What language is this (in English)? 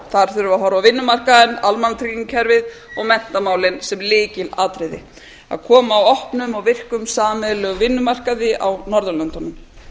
Icelandic